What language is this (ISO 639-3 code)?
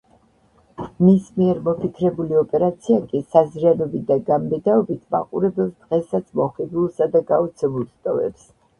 kat